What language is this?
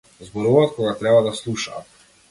Macedonian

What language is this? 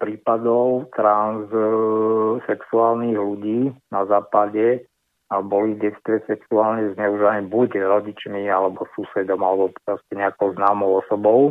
Slovak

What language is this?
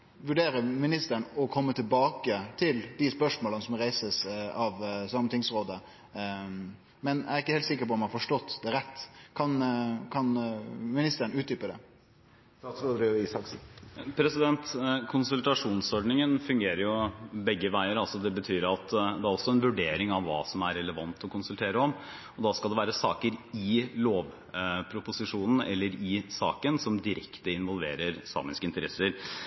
Norwegian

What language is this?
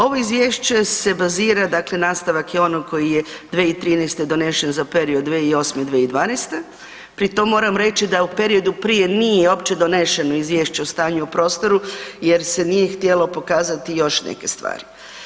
Croatian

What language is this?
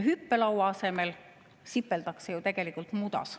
Estonian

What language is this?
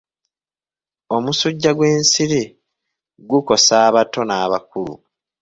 Ganda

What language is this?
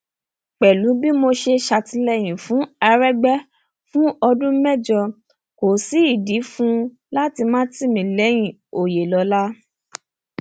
Yoruba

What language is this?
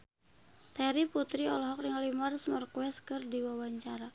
Sundanese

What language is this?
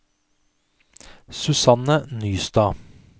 Norwegian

